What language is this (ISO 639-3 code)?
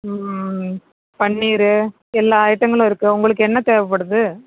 tam